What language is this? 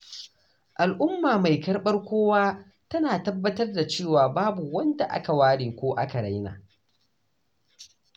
Hausa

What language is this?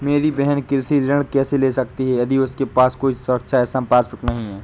Hindi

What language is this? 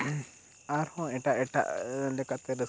Santali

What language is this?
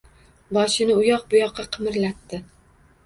Uzbek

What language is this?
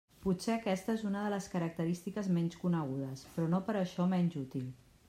Catalan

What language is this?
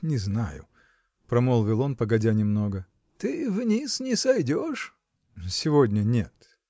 Russian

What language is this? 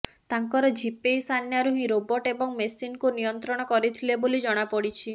Odia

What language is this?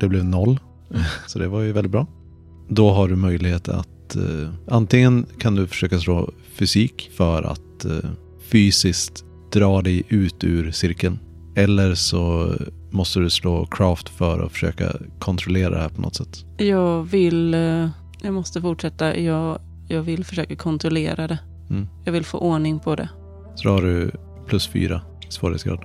Swedish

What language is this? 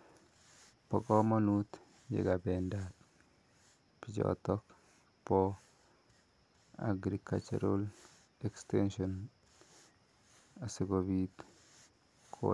Kalenjin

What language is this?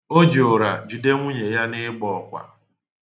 Igbo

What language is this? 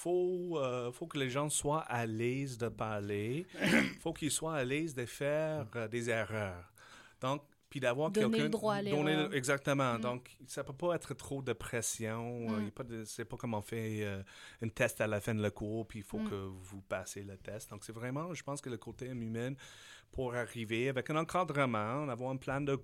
French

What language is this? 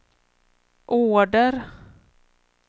Swedish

